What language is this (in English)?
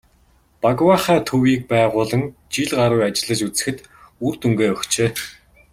Mongolian